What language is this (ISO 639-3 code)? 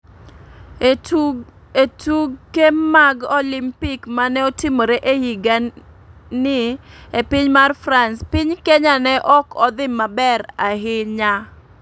luo